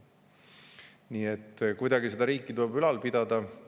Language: Estonian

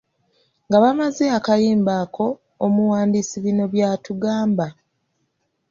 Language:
Ganda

